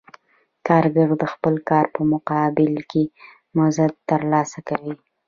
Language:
Pashto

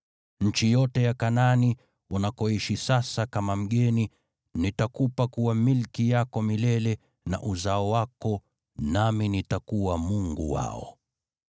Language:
Swahili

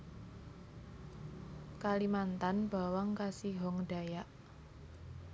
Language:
Javanese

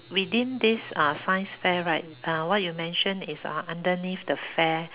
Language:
English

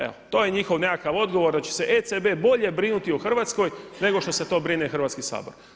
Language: Croatian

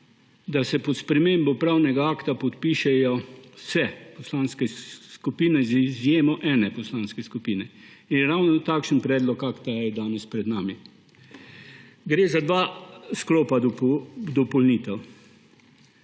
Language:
Slovenian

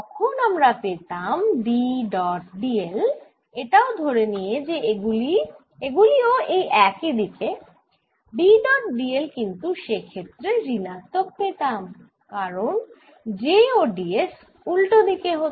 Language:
Bangla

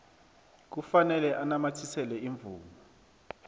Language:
South Ndebele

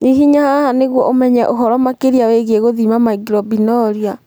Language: Kikuyu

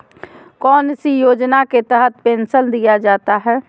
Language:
Magahi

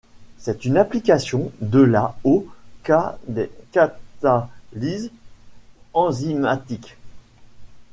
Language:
French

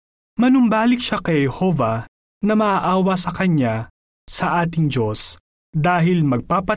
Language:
Filipino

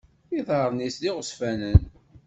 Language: Kabyle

